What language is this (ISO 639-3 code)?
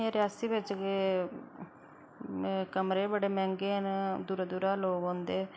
doi